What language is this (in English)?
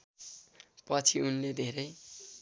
Nepali